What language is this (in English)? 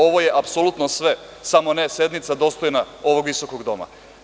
Serbian